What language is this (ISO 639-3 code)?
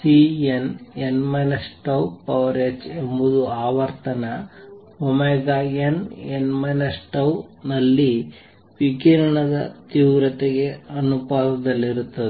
kan